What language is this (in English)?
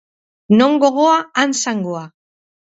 Basque